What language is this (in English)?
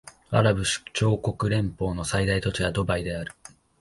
Japanese